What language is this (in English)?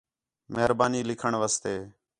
Khetrani